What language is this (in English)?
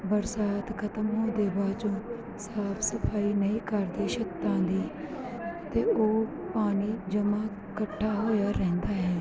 Punjabi